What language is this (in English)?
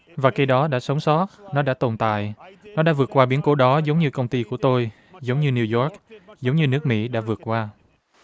Vietnamese